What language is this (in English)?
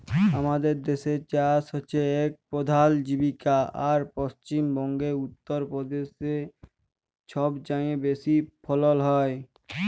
Bangla